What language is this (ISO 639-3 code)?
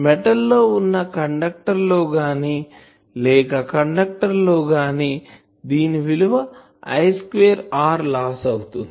tel